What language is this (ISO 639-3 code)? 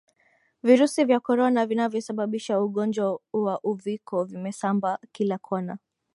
swa